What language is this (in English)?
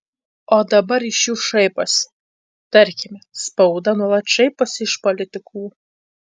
Lithuanian